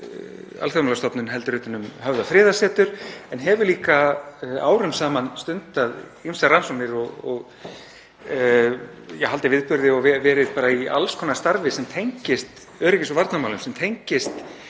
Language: Icelandic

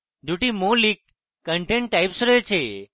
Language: Bangla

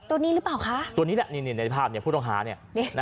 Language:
Thai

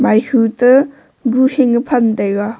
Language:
Wancho Naga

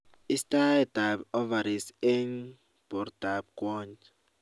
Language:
Kalenjin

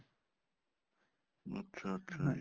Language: Punjabi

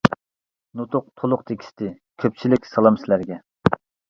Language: Uyghur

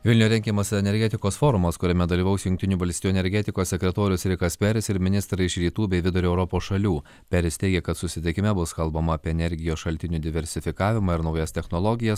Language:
Lithuanian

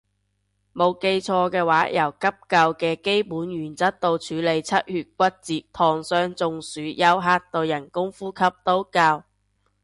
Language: Cantonese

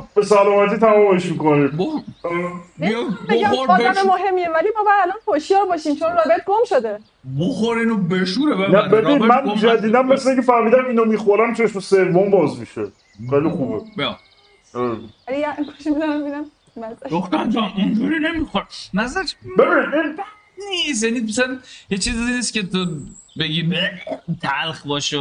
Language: Persian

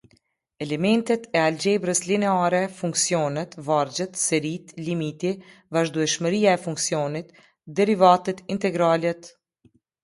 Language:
Albanian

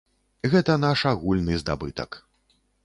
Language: Belarusian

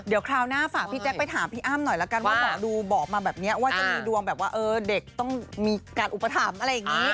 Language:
Thai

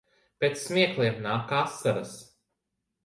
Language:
Latvian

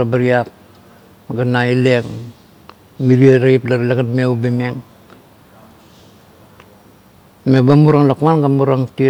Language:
Kuot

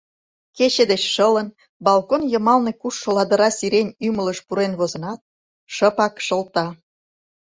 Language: Mari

